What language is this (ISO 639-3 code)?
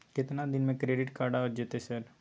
mai